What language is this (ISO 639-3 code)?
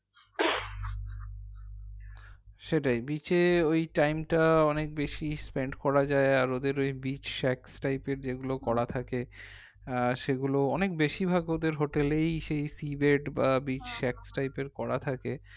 ben